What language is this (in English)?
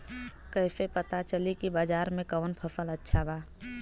Bhojpuri